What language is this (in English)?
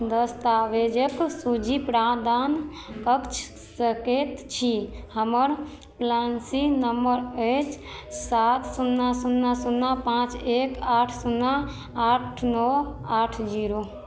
Maithili